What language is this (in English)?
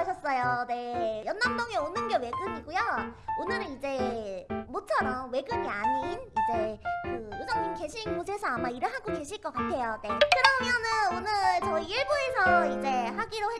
Korean